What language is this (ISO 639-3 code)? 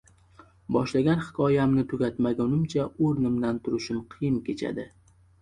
uzb